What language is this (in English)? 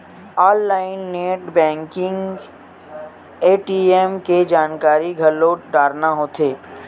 Chhattisgarhi